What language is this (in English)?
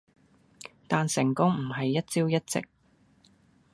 Cantonese